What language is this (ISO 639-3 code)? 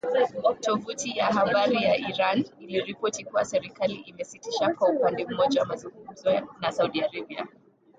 swa